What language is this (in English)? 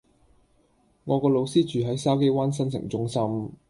Cantonese